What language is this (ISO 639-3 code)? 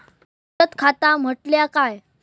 mar